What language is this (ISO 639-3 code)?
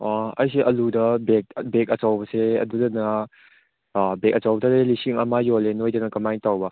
mni